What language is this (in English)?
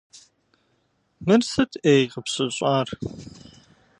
Kabardian